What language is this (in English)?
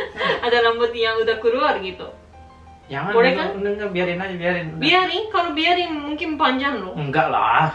Indonesian